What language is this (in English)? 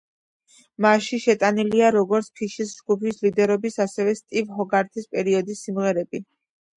Georgian